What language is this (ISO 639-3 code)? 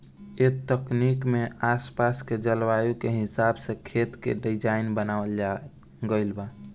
bho